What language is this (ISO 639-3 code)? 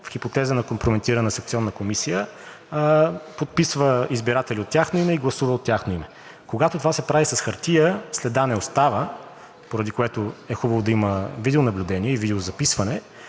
bul